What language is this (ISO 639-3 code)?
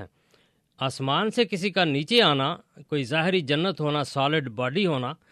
urd